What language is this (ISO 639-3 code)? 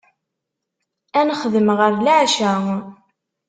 kab